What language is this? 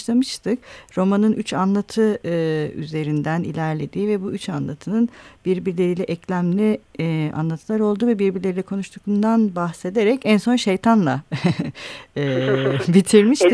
Turkish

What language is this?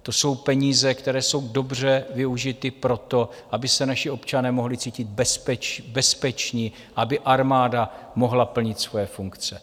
Czech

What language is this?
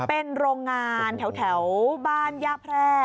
Thai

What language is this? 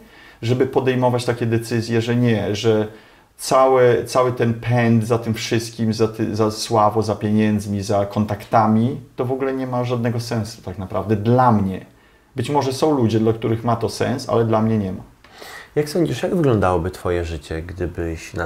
Polish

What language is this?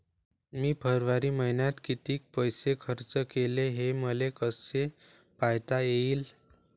Marathi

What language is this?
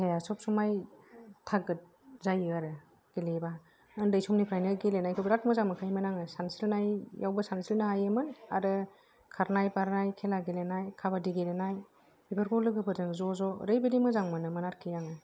Bodo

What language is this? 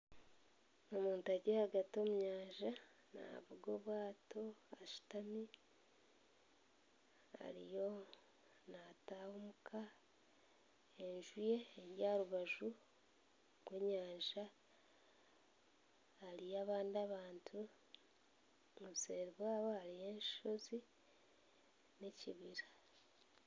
Nyankole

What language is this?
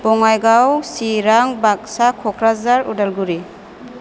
Bodo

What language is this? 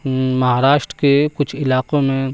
Urdu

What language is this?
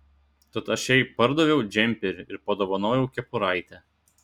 Lithuanian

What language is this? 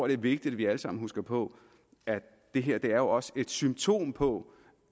Danish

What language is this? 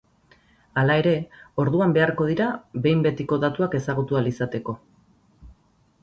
Basque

